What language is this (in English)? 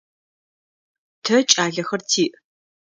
Adyghe